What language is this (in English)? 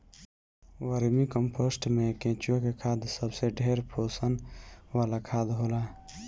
Bhojpuri